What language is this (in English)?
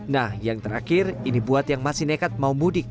Indonesian